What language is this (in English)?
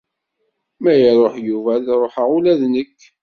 Kabyle